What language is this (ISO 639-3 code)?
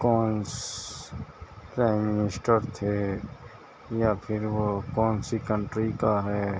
urd